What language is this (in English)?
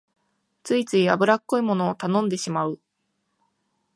Japanese